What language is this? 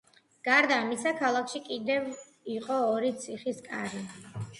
Georgian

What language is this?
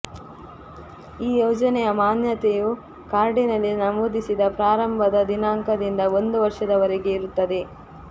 Kannada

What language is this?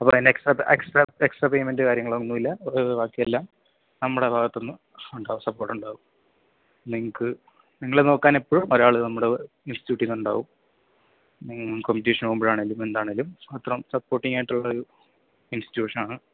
Malayalam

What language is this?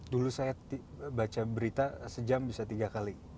Indonesian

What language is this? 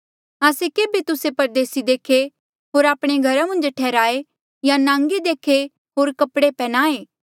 Mandeali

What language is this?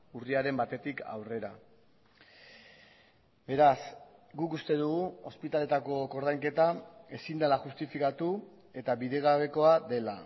Basque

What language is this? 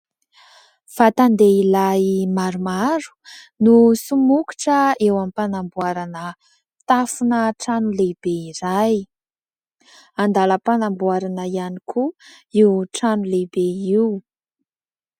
Malagasy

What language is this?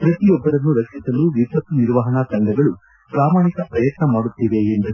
Kannada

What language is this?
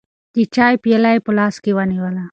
Pashto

